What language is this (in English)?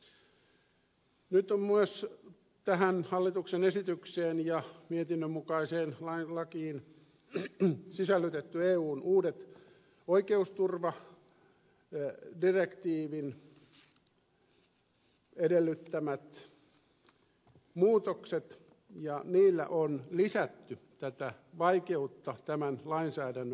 Finnish